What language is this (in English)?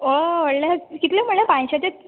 Konkani